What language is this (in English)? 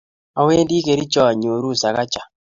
Kalenjin